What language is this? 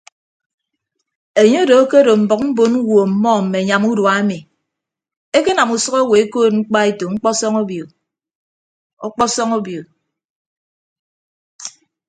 Ibibio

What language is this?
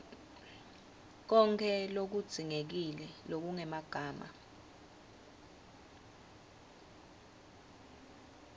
Swati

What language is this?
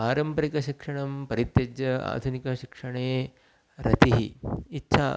Sanskrit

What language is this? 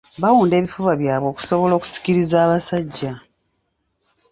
Ganda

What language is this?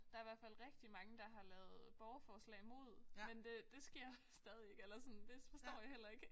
Danish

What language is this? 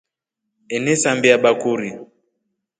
Rombo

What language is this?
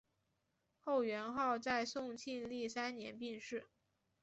Chinese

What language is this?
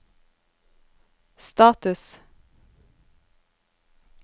Norwegian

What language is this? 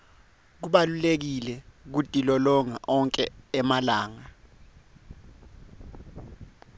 Swati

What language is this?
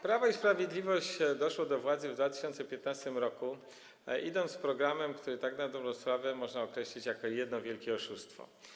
Polish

